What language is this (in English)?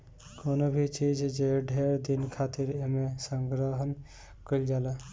Bhojpuri